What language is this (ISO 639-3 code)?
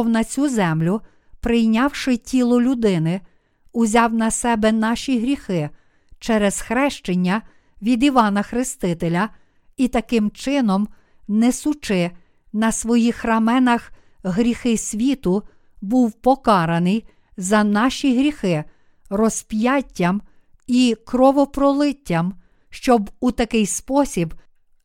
ukr